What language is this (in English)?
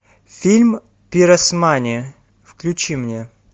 Russian